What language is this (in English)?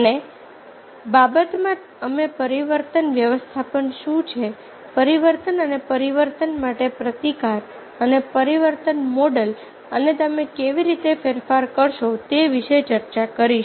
Gujarati